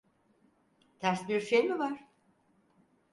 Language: Turkish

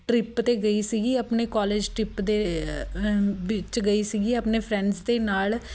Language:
Punjabi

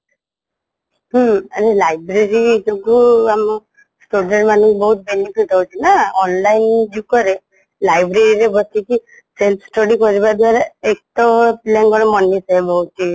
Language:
Odia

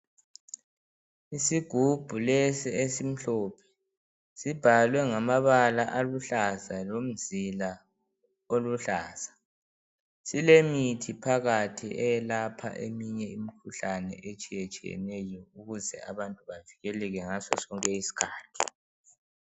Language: North Ndebele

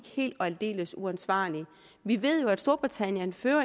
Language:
Danish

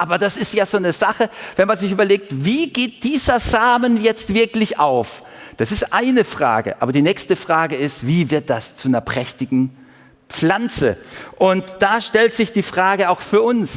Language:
German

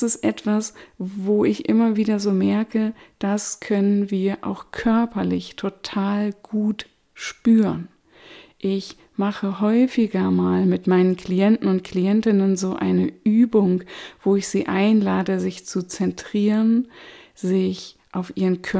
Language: German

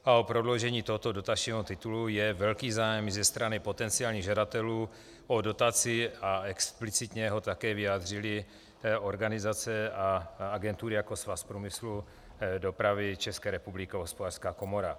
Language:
Czech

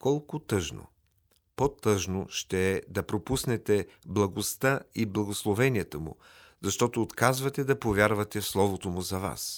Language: Bulgarian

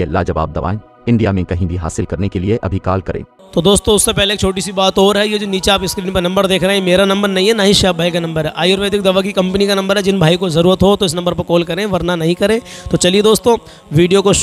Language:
Hindi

